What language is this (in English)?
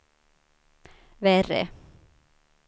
Swedish